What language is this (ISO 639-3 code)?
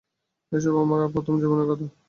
ben